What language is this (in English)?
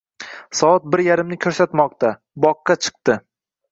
Uzbek